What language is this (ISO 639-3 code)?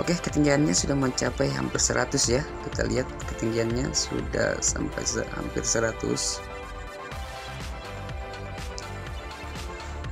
ind